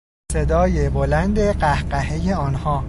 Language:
Persian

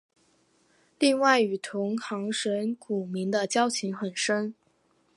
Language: Chinese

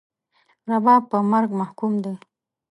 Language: Pashto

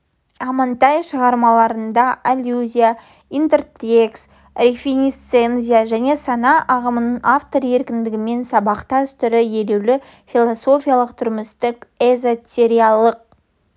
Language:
Kazakh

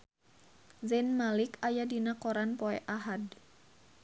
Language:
Sundanese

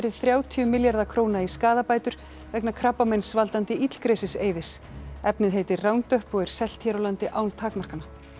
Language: Icelandic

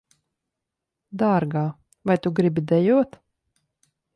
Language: Latvian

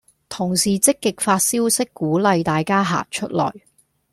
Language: Cantonese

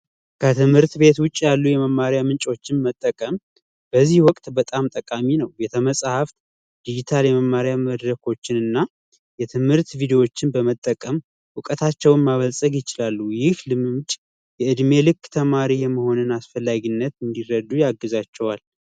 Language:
Amharic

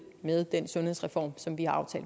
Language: Danish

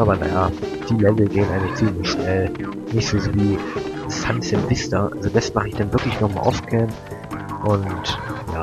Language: German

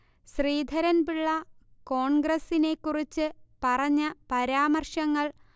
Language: Malayalam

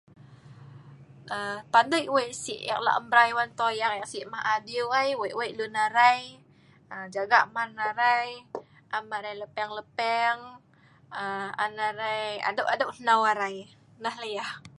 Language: Sa'ban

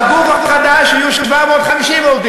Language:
Hebrew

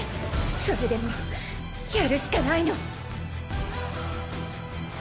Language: Japanese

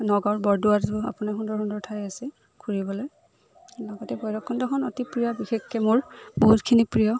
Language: Assamese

